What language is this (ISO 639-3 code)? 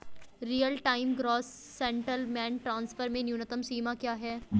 hin